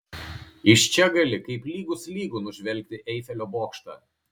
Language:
Lithuanian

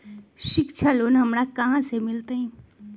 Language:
Magahi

